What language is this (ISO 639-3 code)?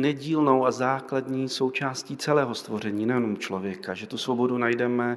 ces